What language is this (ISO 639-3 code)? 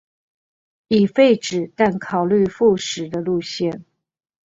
zho